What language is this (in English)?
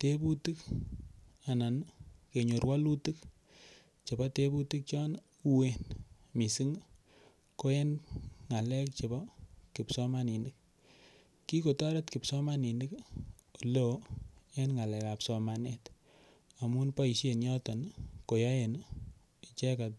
Kalenjin